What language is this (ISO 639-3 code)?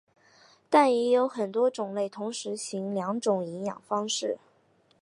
zho